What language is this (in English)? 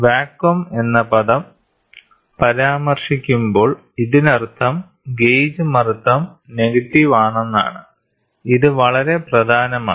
Malayalam